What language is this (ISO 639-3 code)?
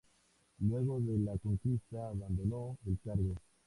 spa